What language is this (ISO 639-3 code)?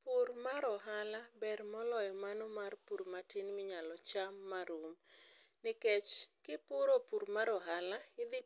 luo